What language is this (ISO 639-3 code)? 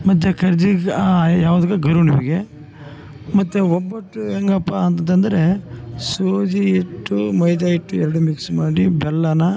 kan